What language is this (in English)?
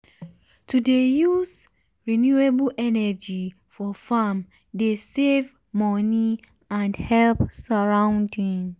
Nigerian Pidgin